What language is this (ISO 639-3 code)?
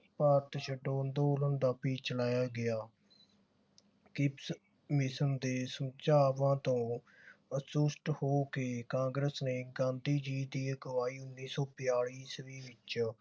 pan